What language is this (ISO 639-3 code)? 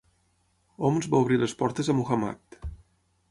cat